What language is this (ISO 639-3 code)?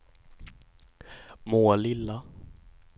swe